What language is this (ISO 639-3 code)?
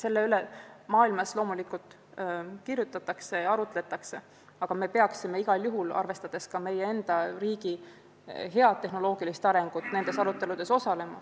est